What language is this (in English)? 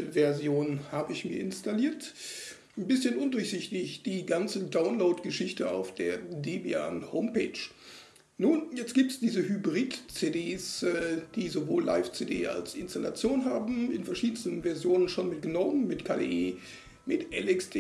German